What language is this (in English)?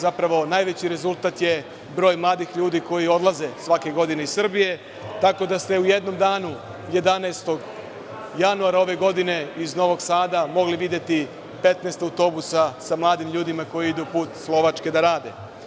Serbian